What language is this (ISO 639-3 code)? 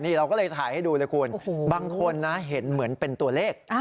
tha